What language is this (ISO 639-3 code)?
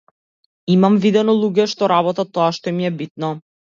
mkd